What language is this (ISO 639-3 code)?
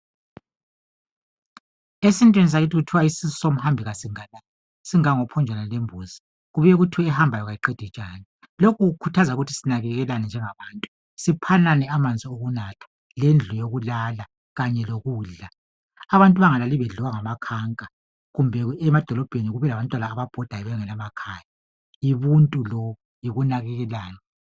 nde